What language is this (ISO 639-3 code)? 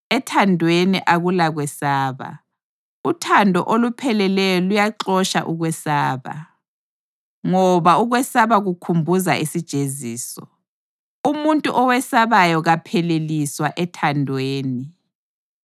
nde